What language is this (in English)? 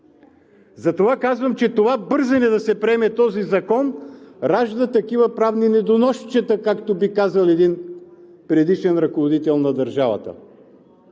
Bulgarian